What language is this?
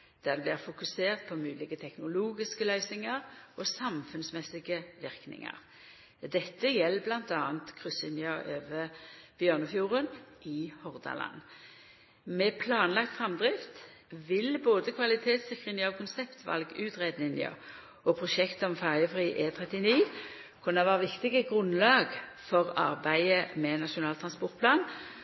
Norwegian Nynorsk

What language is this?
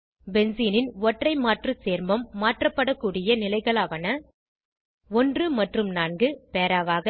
Tamil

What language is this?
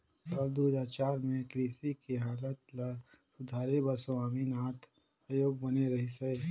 Chhattisgarhi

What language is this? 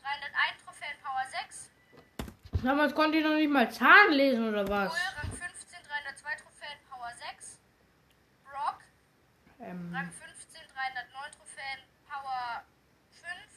German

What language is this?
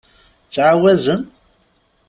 Kabyle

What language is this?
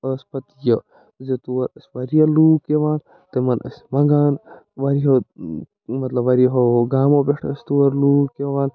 Kashmiri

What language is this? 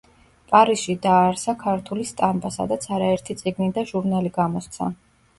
Georgian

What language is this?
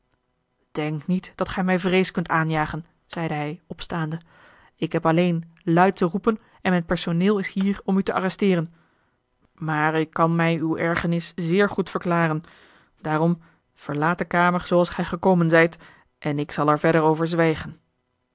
Dutch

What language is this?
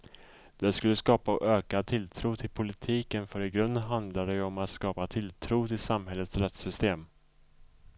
Swedish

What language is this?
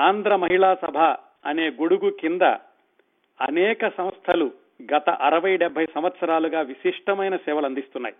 Telugu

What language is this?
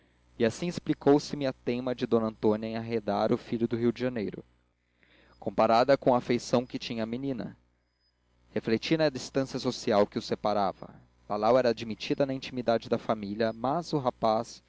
Portuguese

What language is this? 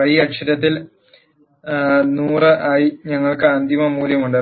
Malayalam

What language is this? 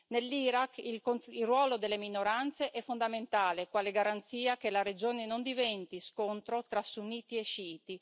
Italian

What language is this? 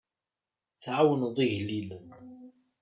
Kabyle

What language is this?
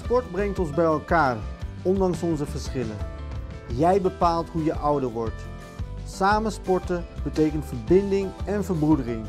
Dutch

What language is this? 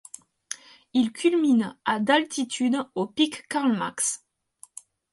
French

